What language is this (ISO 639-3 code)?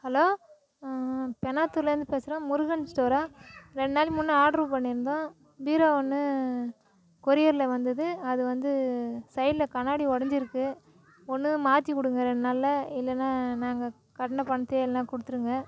tam